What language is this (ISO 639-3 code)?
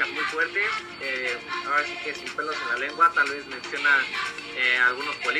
spa